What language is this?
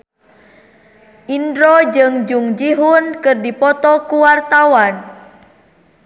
Sundanese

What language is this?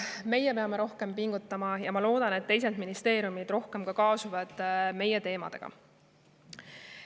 Estonian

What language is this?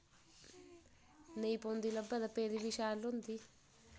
Dogri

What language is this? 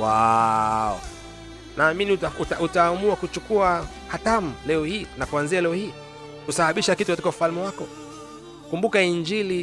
Swahili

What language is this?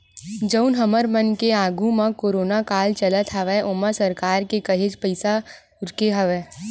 Chhattisgarhi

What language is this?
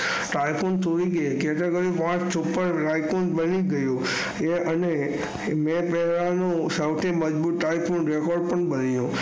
Gujarati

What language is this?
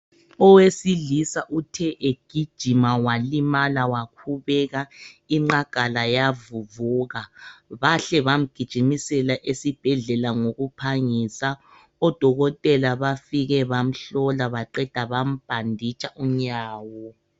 North Ndebele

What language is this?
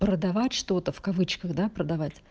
Russian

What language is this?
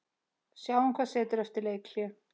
Icelandic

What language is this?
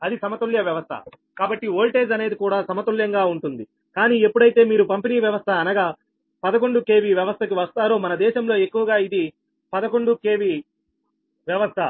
Telugu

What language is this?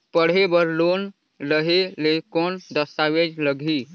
Chhattisgarhi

